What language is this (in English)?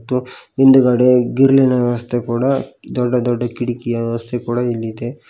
Kannada